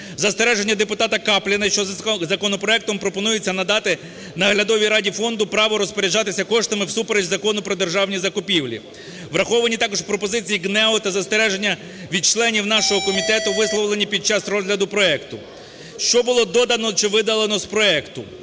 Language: Ukrainian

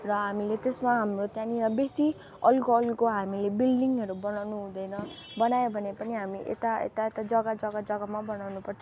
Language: Nepali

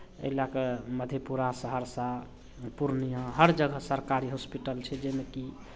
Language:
Maithili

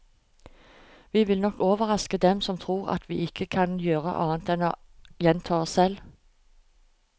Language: Norwegian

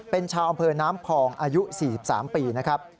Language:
Thai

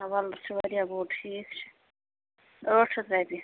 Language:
Kashmiri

